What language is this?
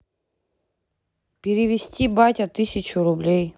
Russian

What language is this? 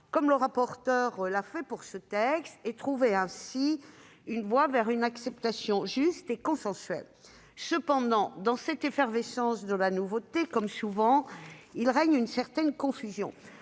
French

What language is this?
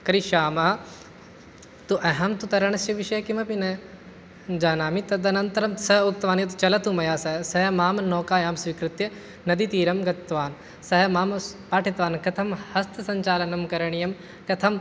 Sanskrit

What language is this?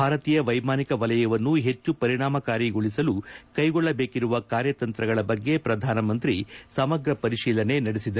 Kannada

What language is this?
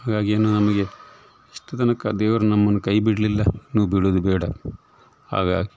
Kannada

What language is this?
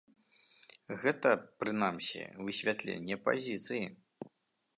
Belarusian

